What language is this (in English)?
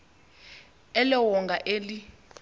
Xhosa